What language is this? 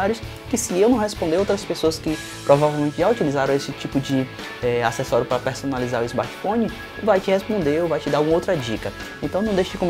Portuguese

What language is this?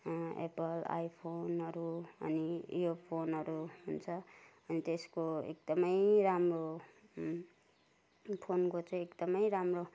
Nepali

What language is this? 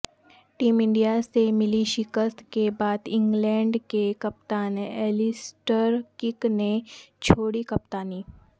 Urdu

